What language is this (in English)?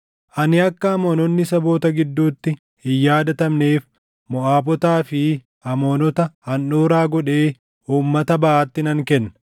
Oromo